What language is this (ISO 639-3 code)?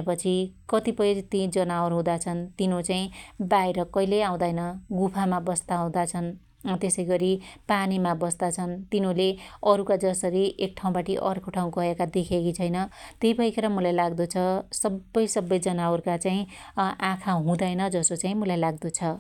dty